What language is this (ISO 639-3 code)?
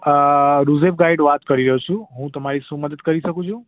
guj